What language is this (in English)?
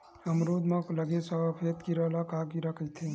Chhattisgarhi